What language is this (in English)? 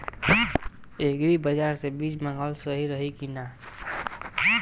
Bhojpuri